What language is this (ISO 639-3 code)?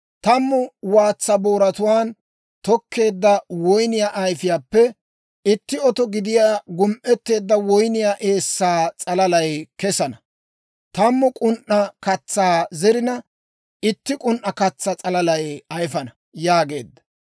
dwr